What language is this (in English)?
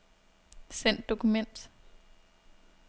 Danish